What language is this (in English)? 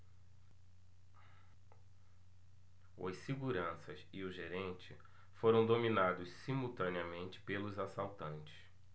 Portuguese